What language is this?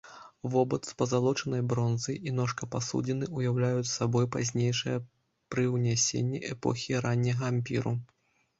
Belarusian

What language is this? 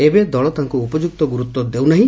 Odia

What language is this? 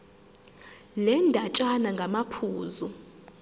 Zulu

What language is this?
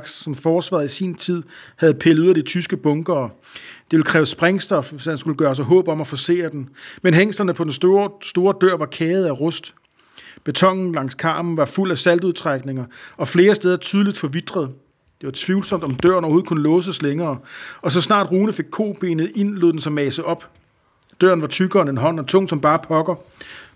Danish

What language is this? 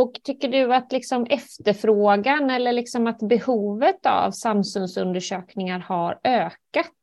Swedish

